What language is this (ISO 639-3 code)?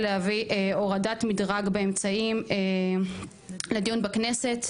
heb